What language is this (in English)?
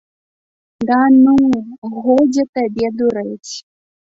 Belarusian